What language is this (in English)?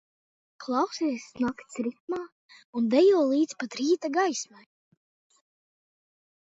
Latvian